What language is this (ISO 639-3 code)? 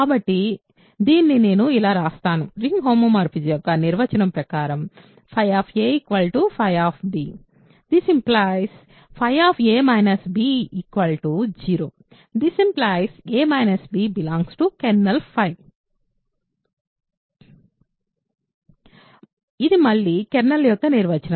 tel